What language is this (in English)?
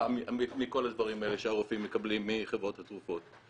Hebrew